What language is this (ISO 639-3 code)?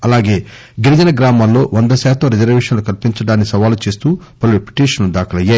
tel